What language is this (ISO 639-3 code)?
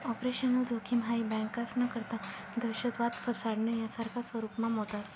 mar